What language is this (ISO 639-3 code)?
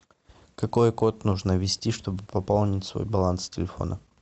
rus